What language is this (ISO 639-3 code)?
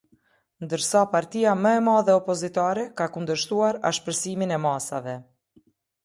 sqi